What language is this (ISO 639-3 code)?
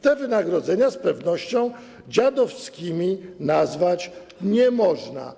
pol